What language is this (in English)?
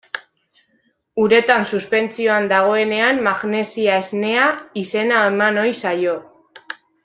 Basque